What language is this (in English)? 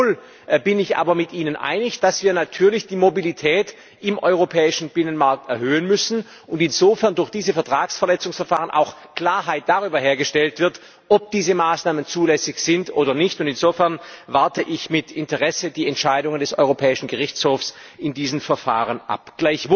German